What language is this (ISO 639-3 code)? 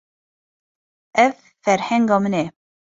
kur